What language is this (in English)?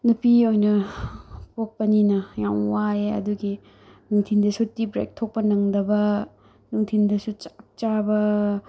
Manipuri